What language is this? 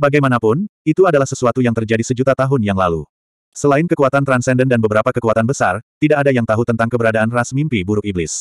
Indonesian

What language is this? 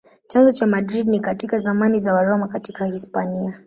Swahili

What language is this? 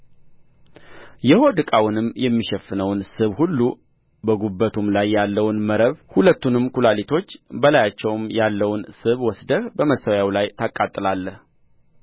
Amharic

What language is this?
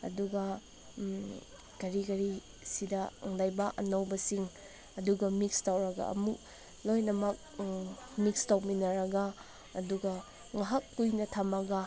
Manipuri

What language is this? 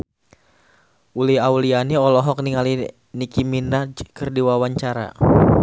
Sundanese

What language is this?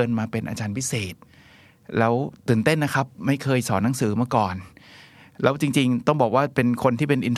Thai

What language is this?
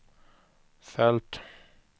Swedish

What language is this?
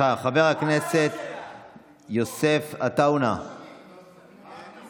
Hebrew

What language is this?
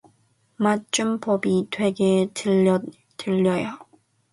Korean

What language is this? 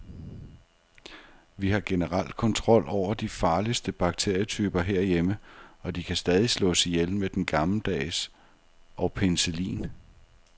Danish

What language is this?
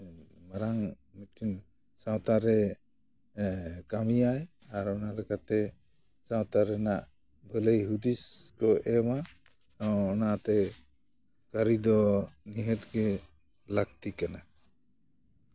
Santali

